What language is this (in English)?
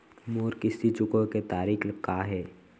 Chhattisgarhi